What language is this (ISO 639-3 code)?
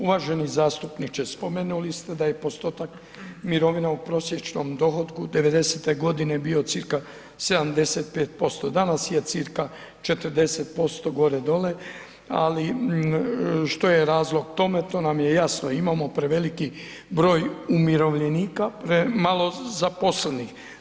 hrv